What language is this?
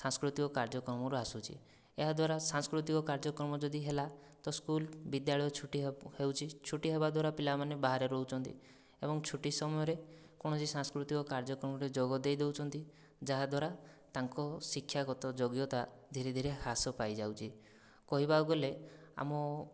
Odia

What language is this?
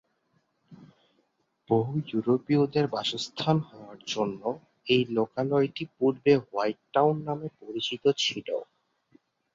Bangla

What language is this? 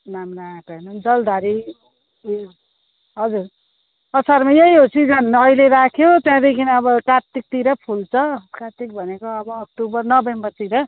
Nepali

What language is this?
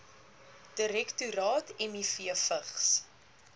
Afrikaans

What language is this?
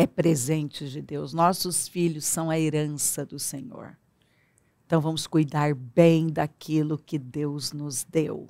Portuguese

